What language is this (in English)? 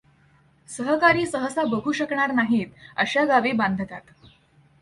Marathi